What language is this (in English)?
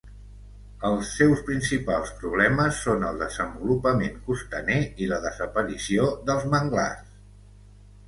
Catalan